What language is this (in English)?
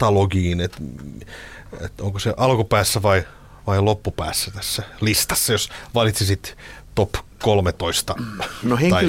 Finnish